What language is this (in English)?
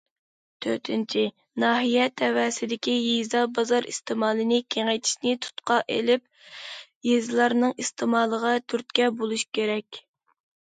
Uyghur